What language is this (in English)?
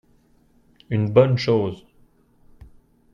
French